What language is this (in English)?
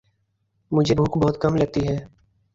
Urdu